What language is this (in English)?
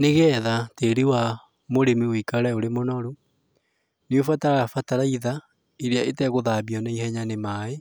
Kikuyu